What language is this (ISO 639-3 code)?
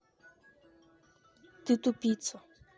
rus